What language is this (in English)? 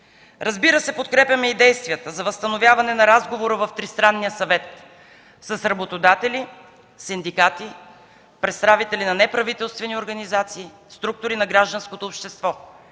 Bulgarian